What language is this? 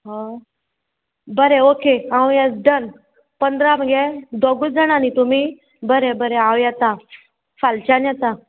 Konkani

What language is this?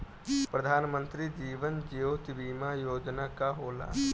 Bhojpuri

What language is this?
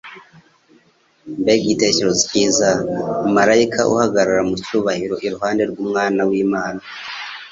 Kinyarwanda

